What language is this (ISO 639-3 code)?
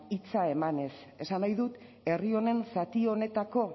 eus